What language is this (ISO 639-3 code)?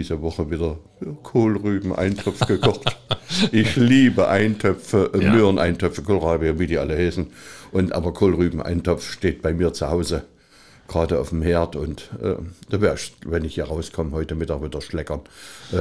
deu